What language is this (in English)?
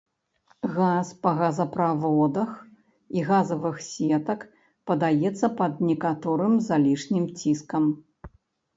Belarusian